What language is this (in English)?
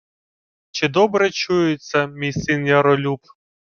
Ukrainian